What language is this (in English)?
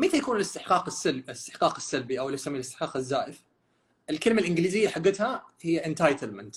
Arabic